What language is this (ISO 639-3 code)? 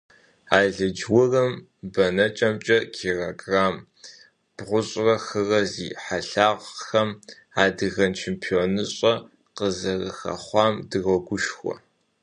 kbd